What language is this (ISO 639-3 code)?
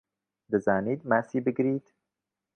ckb